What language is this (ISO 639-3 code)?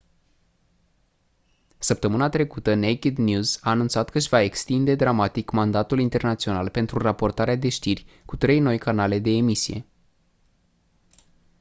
ron